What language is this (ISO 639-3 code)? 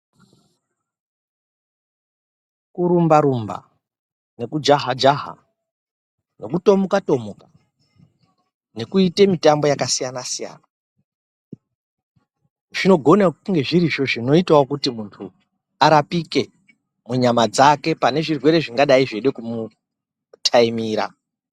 ndc